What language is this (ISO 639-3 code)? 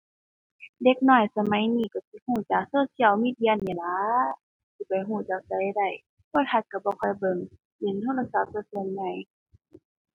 tha